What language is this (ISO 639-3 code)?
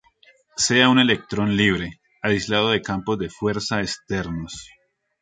spa